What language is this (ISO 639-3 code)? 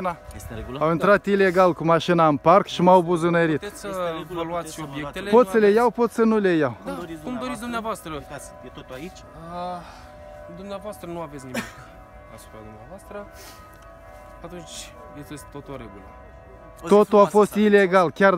ron